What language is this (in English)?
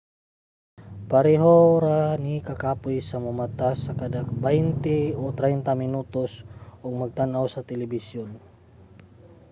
Cebuano